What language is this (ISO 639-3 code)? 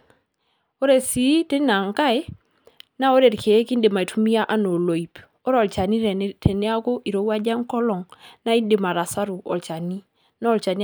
mas